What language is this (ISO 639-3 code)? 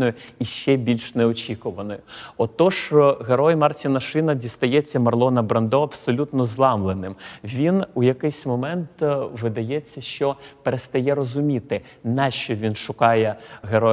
ukr